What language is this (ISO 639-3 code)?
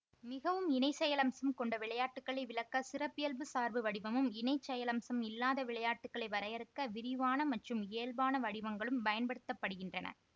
tam